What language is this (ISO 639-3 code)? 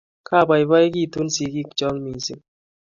kln